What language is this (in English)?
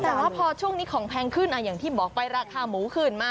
Thai